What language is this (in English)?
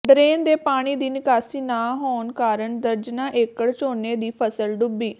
Punjabi